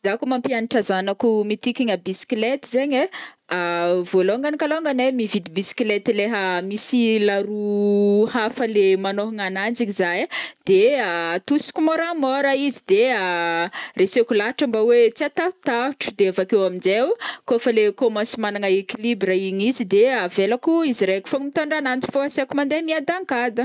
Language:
Northern Betsimisaraka Malagasy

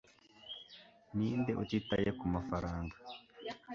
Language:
Kinyarwanda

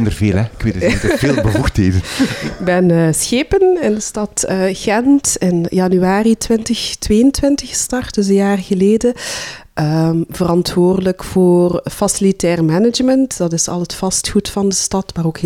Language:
Dutch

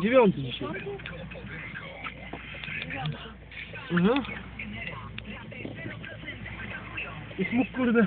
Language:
Polish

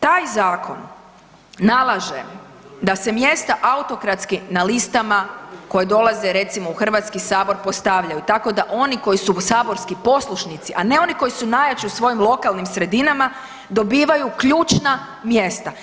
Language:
Croatian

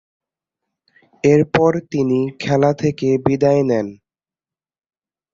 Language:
Bangla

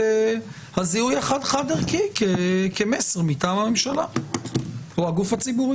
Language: Hebrew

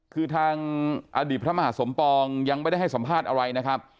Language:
Thai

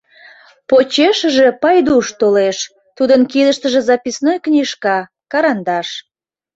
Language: Mari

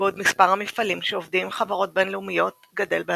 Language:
Hebrew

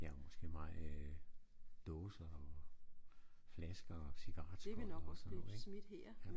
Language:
Danish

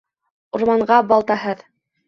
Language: Bashkir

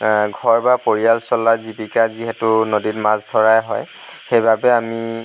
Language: Assamese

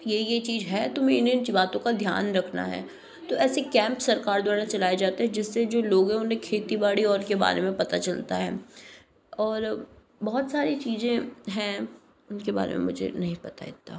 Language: Hindi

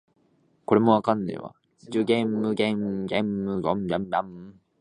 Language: Japanese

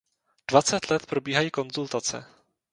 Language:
Czech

